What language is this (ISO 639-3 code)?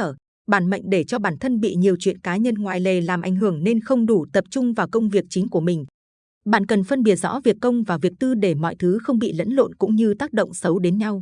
vie